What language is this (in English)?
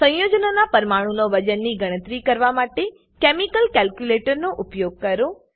Gujarati